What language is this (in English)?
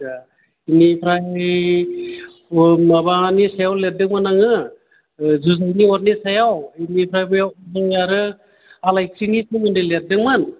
Bodo